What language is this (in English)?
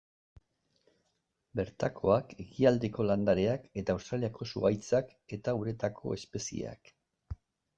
Basque